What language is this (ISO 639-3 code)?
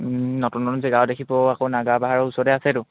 asm